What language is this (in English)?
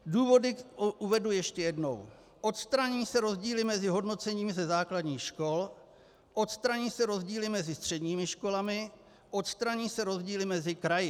Czech